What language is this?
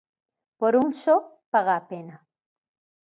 Galician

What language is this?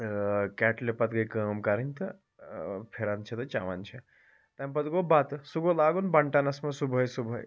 Kashmiri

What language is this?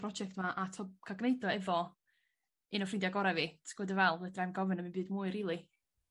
Welsh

